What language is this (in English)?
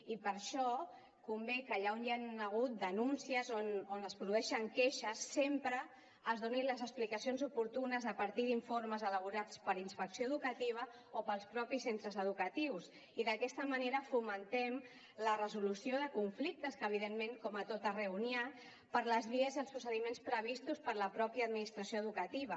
Catalan